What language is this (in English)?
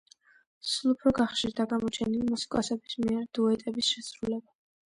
Georgian